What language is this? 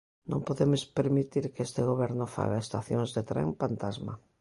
Galician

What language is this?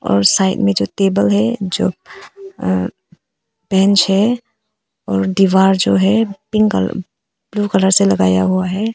Hindi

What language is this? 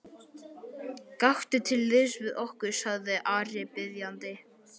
Icelandic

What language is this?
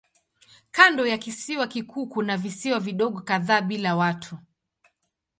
Swahili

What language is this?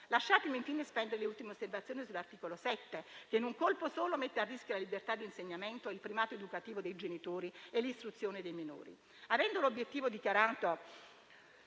Italian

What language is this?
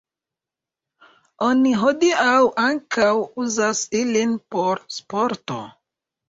Esperanto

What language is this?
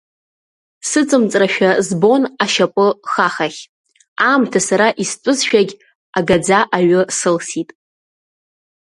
Abkhazian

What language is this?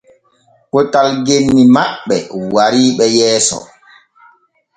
Borgu Fulfulde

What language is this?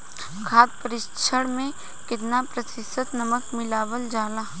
Bhojpuri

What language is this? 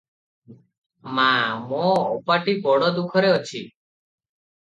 Odia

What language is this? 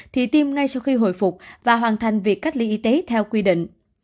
Vietnamese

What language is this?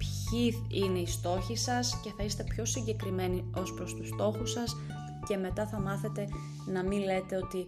Greek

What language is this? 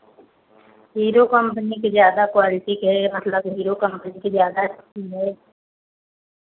Hindi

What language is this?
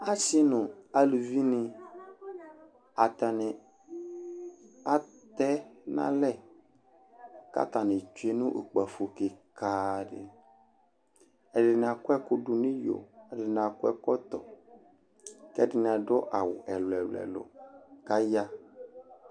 Ikposo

